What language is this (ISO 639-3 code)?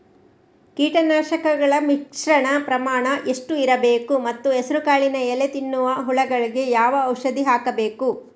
kan